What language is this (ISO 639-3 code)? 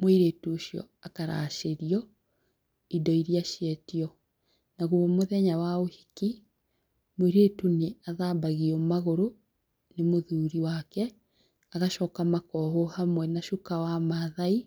kik